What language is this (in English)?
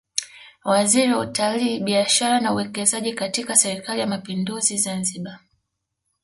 Swahili